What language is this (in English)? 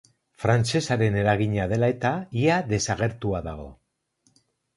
Basque